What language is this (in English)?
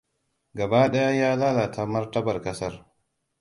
Hausa